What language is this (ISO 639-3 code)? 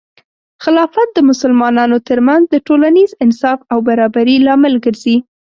pus